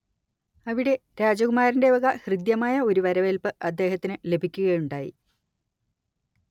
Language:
Malayalam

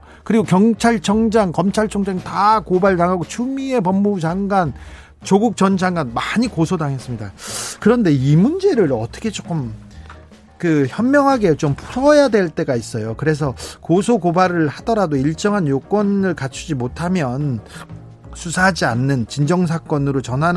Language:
Korean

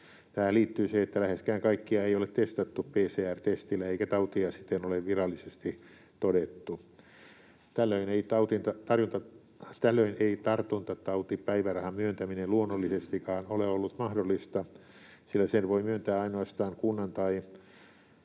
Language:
Finnish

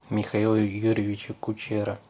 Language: Russian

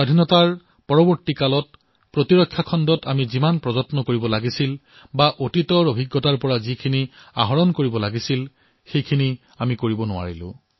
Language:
Assamese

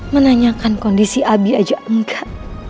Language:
Indonesian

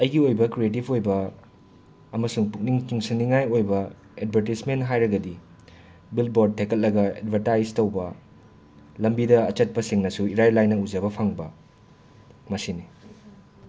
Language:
Manipuri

